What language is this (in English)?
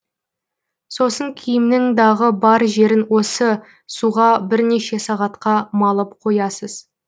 Kazakh